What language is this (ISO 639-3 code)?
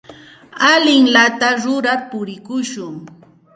qxt